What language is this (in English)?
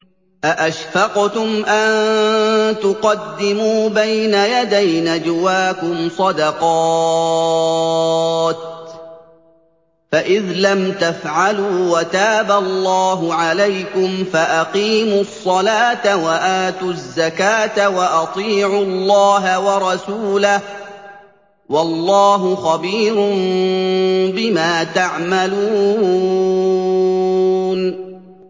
Arabic